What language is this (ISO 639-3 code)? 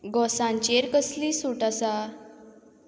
kok